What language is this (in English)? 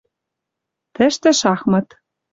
Western Mari